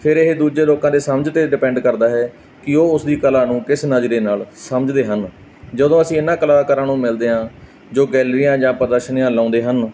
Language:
Punjabi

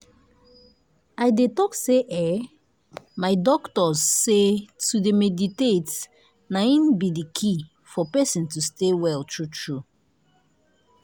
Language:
Nigerian Pidgin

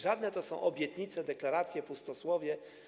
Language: Polish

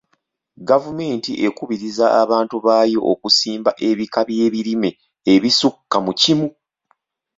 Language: Ganda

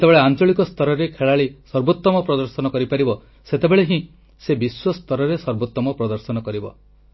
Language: Odia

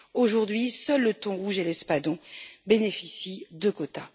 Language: French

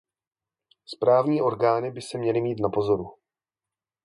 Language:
Czech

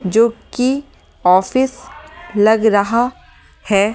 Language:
Hindi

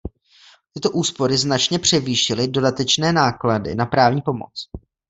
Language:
Czech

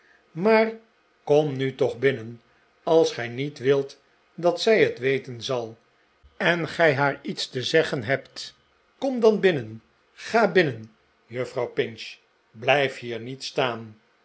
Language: Dutch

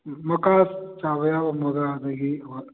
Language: Manipuri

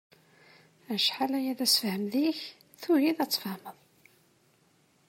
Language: Kabyle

